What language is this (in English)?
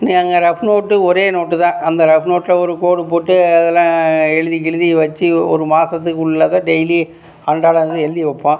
Tamil